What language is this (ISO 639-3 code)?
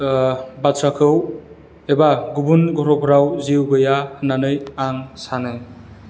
brx